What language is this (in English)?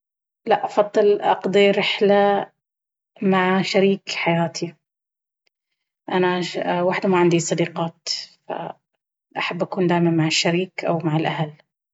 Baharna Arabic